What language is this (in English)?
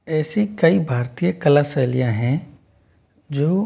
Hindi